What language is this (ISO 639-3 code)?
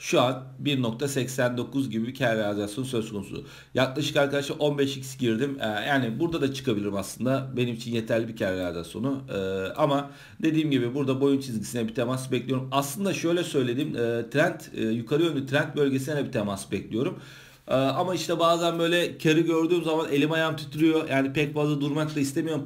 tur